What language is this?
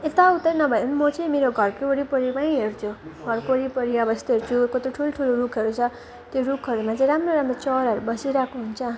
Nepali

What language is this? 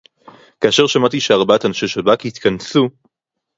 Hebrew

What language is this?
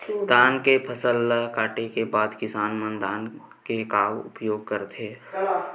Chhattisgarhi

